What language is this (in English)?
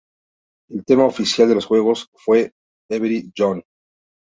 Spanish